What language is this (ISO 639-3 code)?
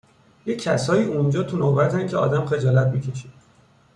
fas